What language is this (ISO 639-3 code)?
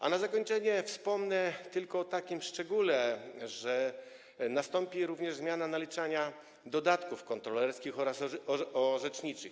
pol